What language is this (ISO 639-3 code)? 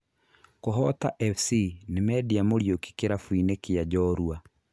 kik